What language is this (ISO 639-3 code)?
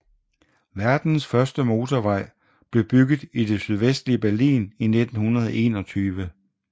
dan